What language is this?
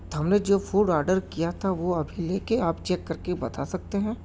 Urdu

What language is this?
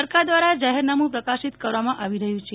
Gujarati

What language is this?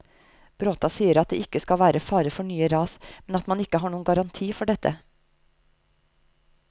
Norwegian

